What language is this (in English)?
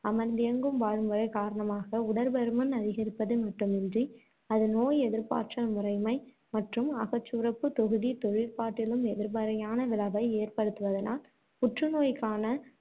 Tamil